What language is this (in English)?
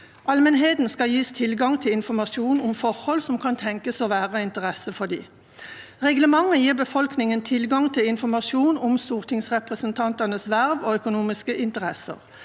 Norwegian